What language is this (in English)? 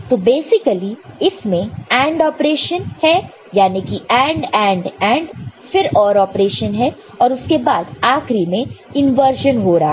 Hindi